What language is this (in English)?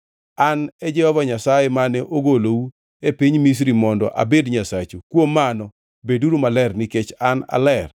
Luo (Kenya and Tanzania)